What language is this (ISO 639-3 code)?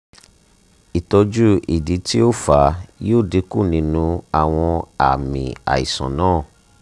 yor